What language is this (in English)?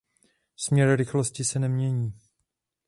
Czech